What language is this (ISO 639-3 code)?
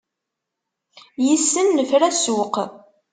kab